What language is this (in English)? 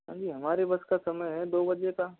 Hindi